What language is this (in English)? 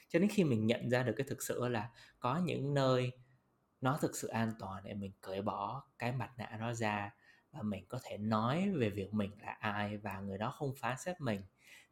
Vietnamese